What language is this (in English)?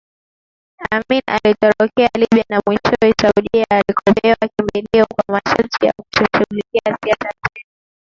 Swahili